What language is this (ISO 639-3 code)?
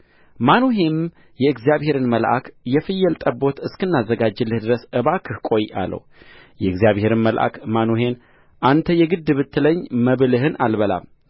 amh